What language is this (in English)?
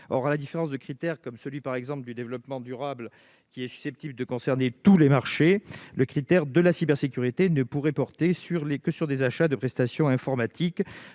French